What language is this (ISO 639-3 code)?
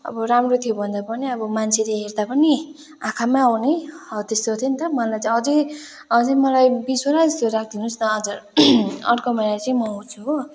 nep